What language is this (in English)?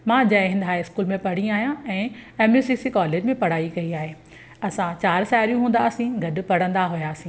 Sindhi